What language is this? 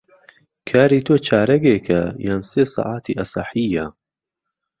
Central Kurdish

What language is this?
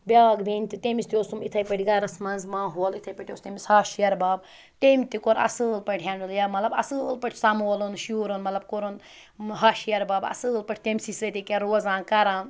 Kashmiri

